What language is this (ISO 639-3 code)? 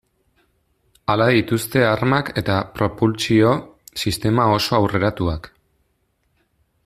eus